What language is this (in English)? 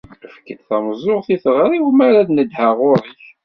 Kabyle